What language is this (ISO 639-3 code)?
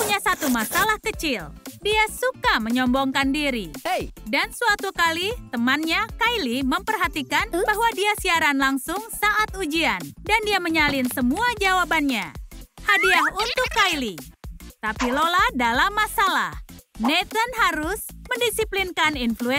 ind